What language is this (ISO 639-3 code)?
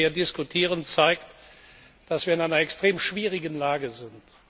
deu